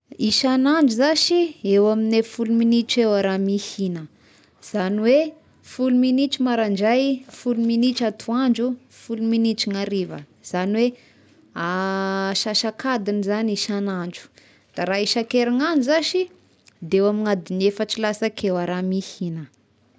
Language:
Tesaka Malagasy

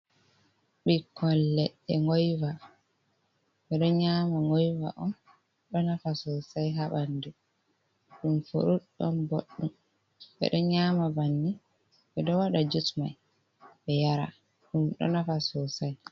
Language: Fula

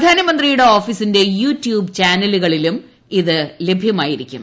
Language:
Malayalam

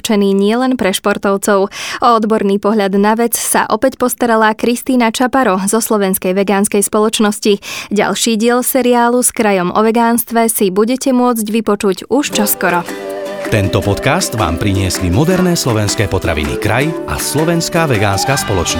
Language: Slovak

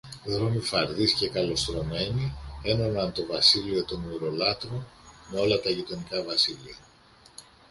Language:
Greek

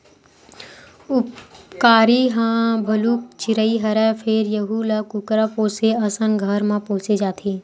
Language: Chhattisgarhi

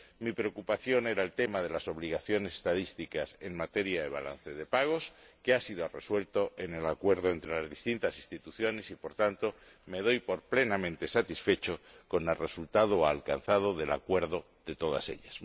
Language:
Spanish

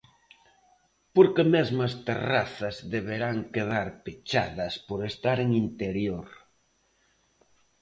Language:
Galician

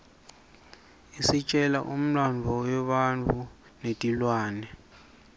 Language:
Swati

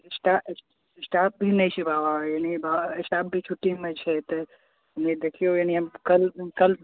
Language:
Maithili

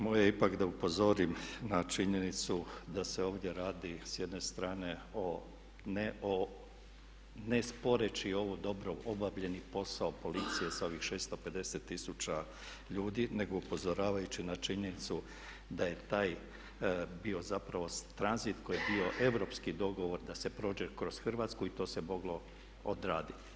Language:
Croatian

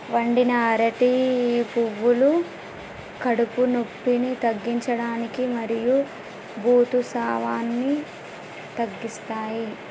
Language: Telugu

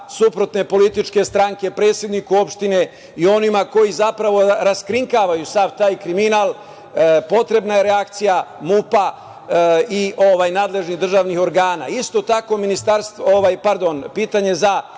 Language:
Serbian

